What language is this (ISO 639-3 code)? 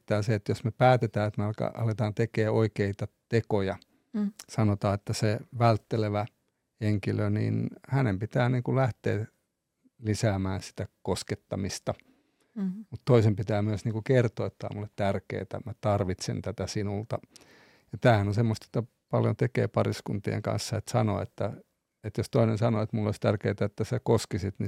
fin